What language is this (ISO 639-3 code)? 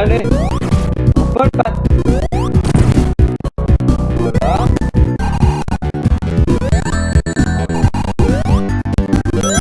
fra